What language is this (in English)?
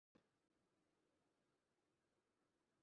Urdu